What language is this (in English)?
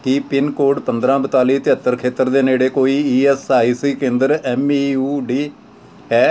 Punjabi